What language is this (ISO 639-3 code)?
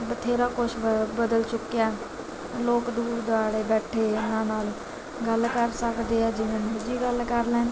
pan